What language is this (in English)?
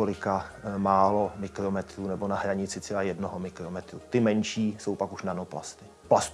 Czech